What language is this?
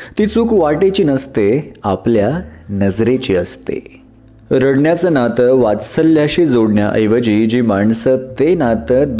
Marathi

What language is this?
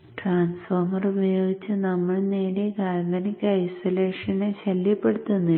Malayalam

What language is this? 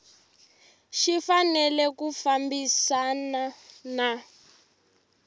Tsonga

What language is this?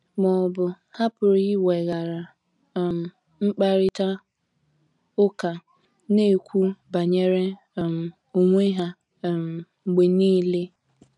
Igbo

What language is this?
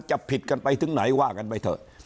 Thai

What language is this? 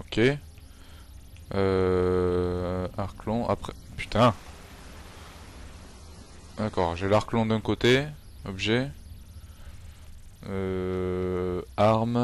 French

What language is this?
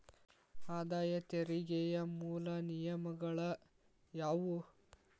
Kannada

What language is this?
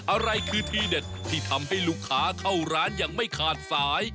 Thai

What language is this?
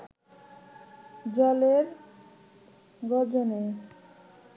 Bangla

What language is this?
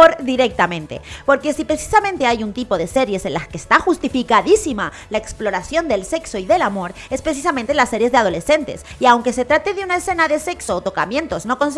Spanish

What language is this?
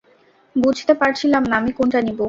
Bangla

